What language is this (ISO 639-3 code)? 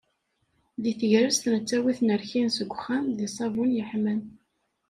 kab